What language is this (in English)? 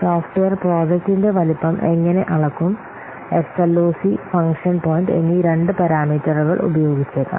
Malayalam